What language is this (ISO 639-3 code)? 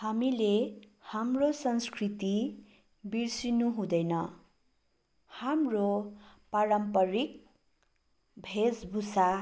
nep